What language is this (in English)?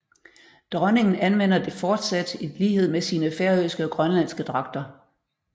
Danish